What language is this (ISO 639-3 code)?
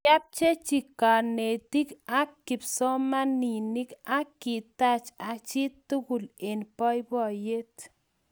kln